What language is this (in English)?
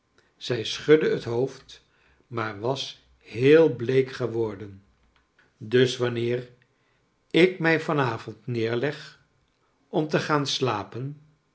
Dutch